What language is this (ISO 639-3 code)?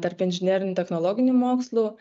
lit